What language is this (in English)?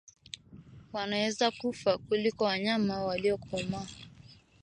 Swahili